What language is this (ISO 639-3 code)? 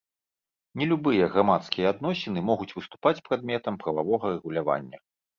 bel